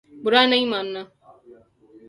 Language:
Urdu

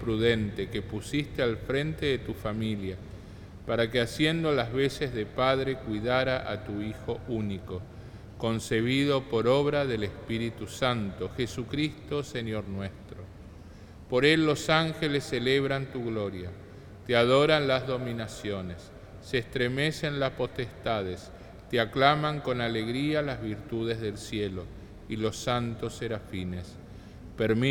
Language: Spanish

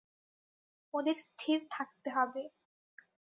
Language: Bangla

